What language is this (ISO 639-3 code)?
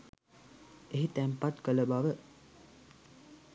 sin